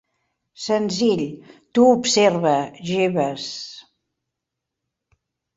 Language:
Catalan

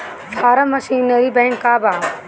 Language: Bhojpuri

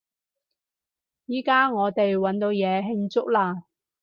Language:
Cantonese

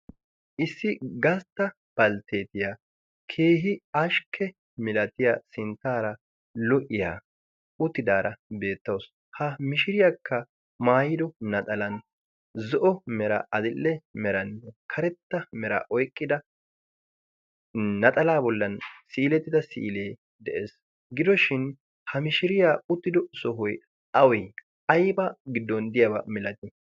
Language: Wolaytta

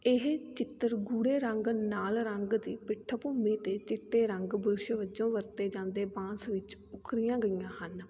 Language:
Punjabi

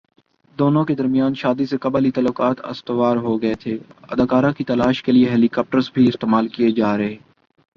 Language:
Urdu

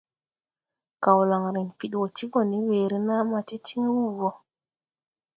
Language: Tupuri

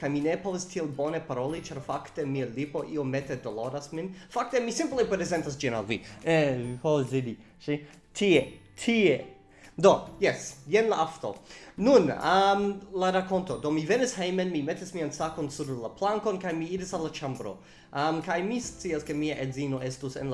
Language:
Esperanto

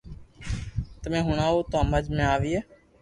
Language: Loarki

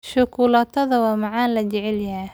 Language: Somali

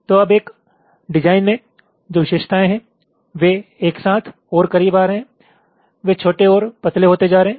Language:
Hindi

